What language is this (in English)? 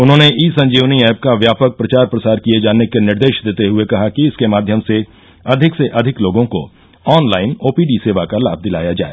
Hindi